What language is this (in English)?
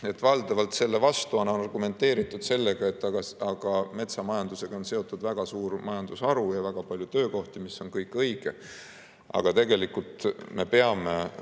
Estonian